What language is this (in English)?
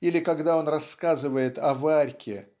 Russian